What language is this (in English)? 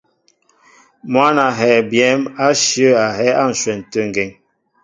Mbo (Cameroon)